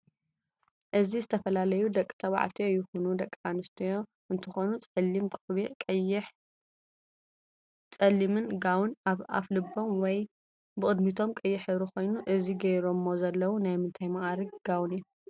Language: Tigrinya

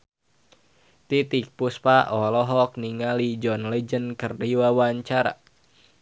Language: Sundanese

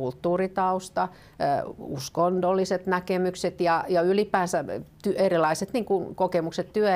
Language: Finnish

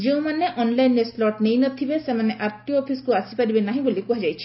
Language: Odia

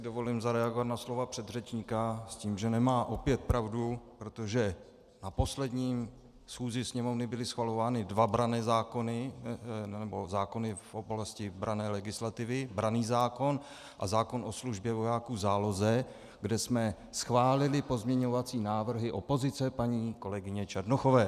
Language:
Czech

